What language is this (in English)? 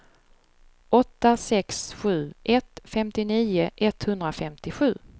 Swedish